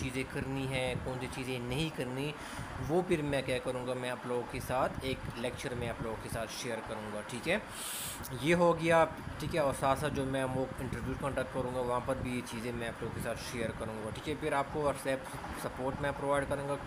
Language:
Hindi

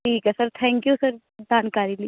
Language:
Punjabi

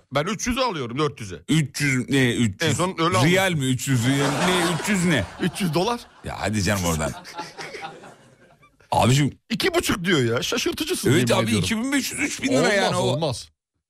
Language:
Turkish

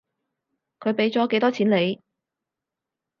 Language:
Cantonese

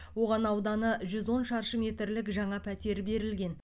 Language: Kazakh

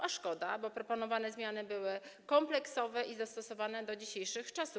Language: Polish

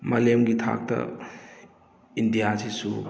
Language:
Manipuri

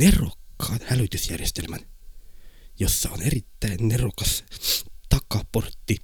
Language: Finnish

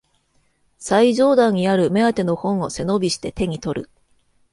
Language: Japanese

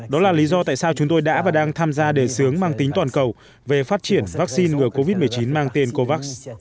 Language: Vietnamese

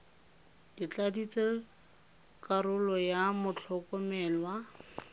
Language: Tswana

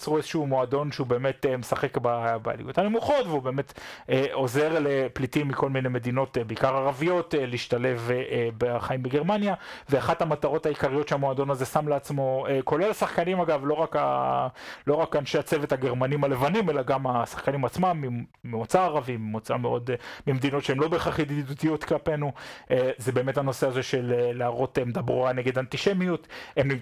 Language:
Hebrew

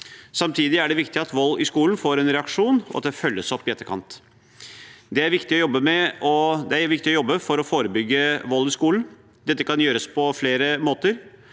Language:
Norwegian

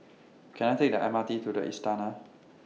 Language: English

